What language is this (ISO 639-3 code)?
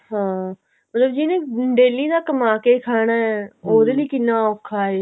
pan